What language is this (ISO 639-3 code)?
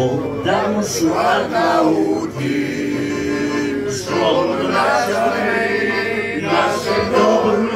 ron